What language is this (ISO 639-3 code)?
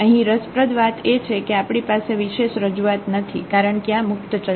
guj